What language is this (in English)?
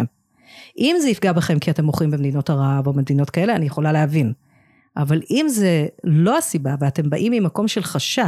Hebrew